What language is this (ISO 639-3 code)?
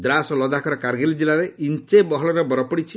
ori